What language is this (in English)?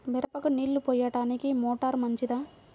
Telugu